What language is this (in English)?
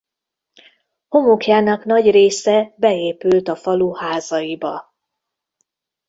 Hungarian